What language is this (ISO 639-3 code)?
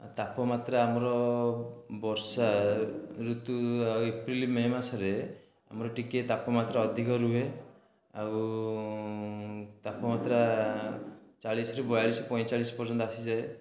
ori